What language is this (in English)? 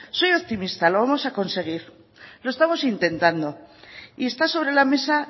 Spanish